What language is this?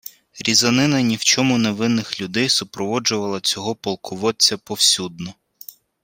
Ukrainian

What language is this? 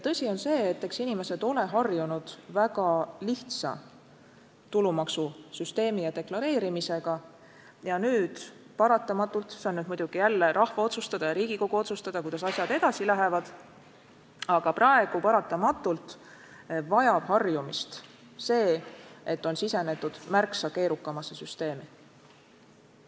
Estonian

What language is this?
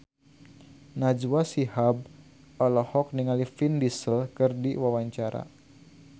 Sundanese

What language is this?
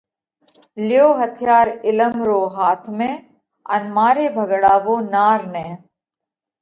Parkari Koli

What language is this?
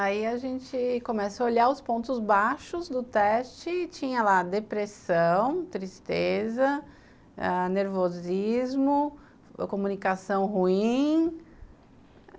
Portuguese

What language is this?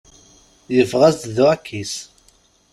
Kabyle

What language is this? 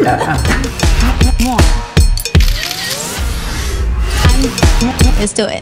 Spanish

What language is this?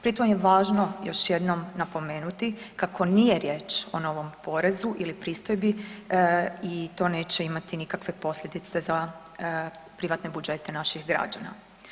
Croatian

